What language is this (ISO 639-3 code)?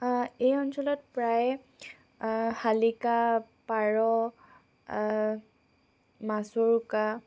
asm